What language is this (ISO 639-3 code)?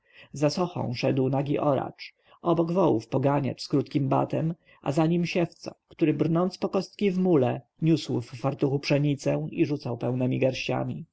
pol